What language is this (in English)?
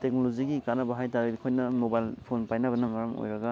Manipuri